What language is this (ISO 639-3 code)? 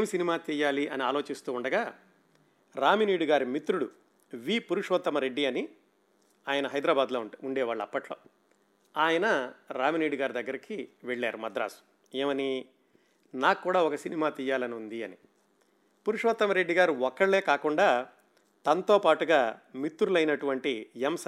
tel